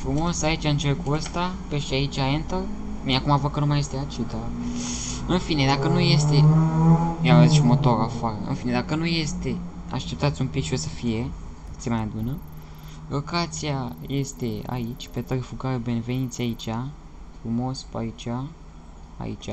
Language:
Romanian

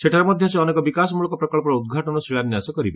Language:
Odia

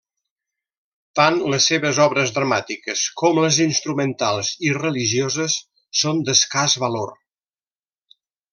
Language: Catalan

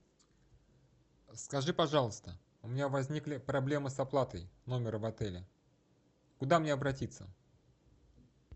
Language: Russian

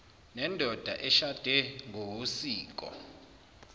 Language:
Zulu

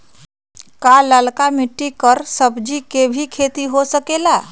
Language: Magahi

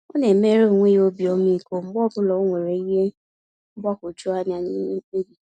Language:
Igbo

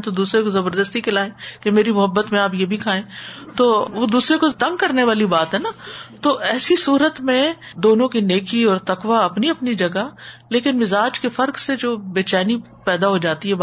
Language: Urdu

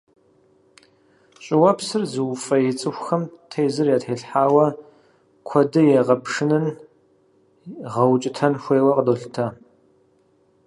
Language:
Kabardian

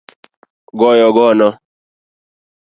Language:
Luo (Kenya and Tanzania)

